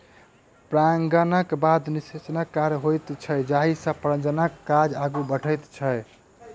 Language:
Maithili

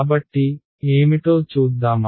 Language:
Telugu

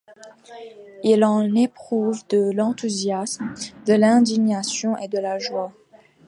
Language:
French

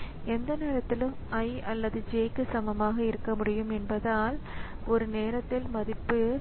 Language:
Tamil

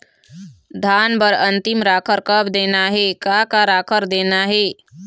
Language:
Chhattisgarhi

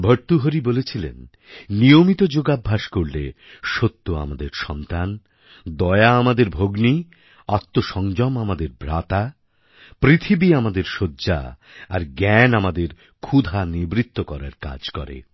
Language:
Bangla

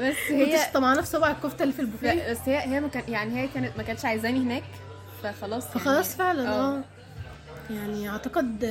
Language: Arabic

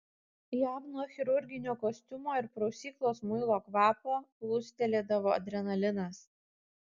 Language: Lithuanian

